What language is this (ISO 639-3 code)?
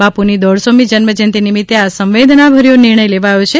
guj